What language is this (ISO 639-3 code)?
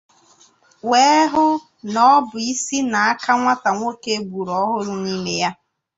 ibo